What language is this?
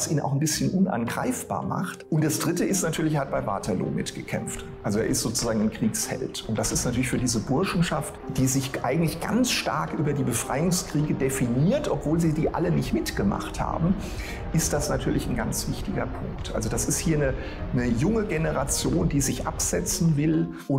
German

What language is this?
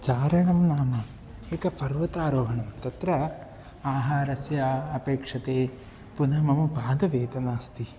Sanskrit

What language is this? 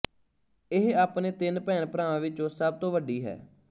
Punjabi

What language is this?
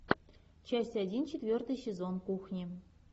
Russian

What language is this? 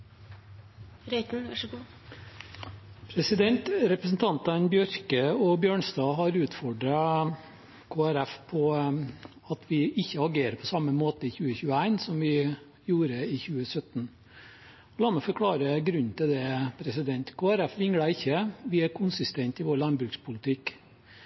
Norwegian Bokmål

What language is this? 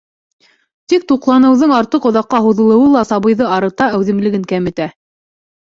Bashkir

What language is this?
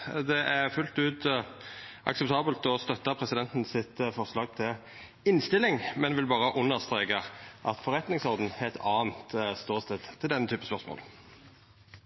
Norwegian Nynorsk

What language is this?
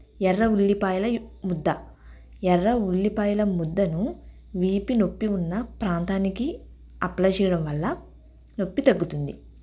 Telugu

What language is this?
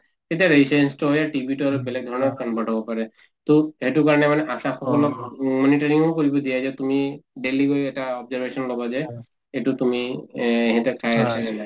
Assamese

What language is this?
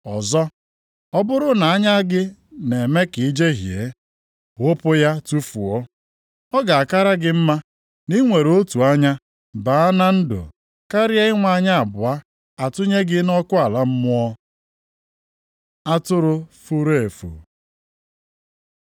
Igbo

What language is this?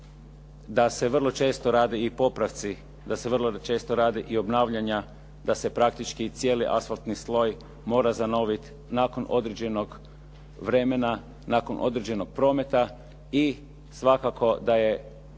Croatian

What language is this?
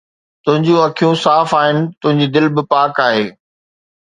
Sindhi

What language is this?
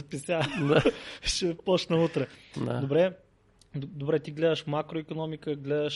Bulgarian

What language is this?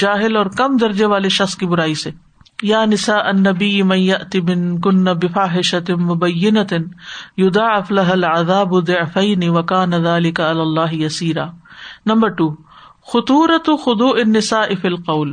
Urdu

